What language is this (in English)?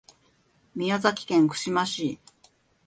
Japanese